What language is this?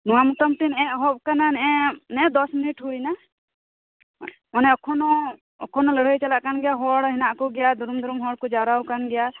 Santali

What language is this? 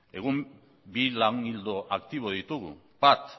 Basque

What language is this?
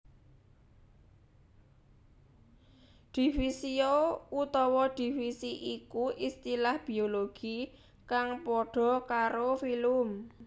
Javanese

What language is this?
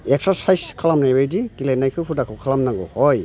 Bodo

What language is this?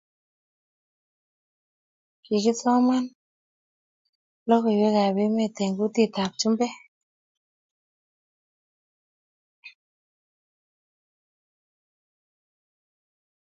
Kalenjin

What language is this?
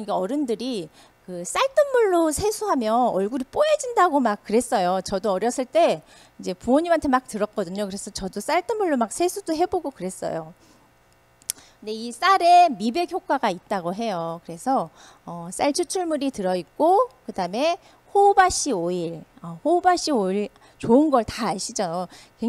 Korean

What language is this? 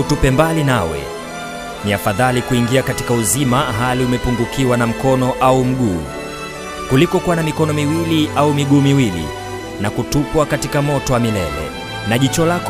Swahili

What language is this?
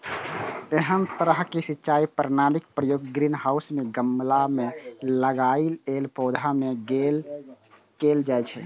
Maithili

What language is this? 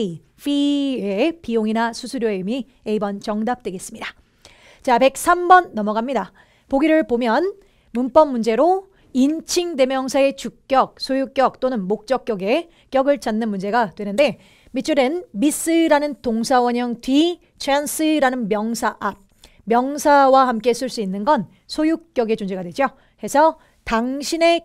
Korean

